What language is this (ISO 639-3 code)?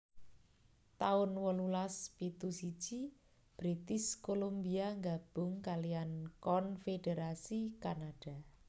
jav